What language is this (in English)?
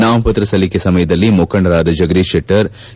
Kannada